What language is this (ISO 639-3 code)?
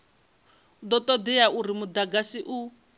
ven